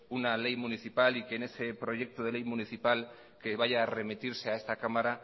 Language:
Spanish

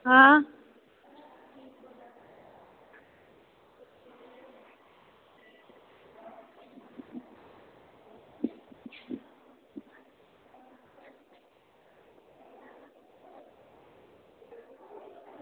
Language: Dogri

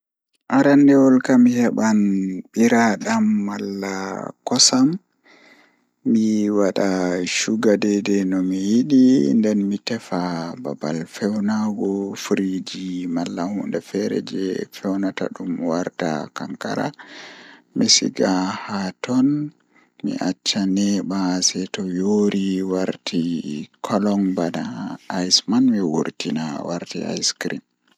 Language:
Fula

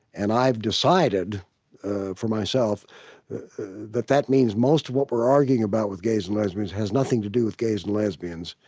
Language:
English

